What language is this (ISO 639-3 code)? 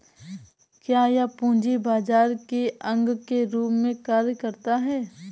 hin